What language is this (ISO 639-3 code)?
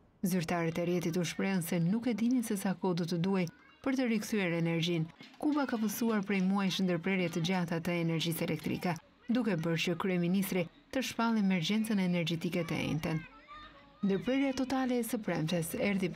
ron